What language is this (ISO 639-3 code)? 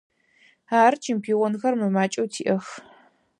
ady